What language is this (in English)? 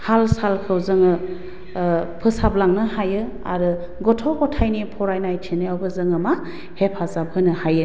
Bodo